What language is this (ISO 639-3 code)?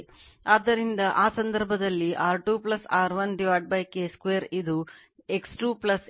kan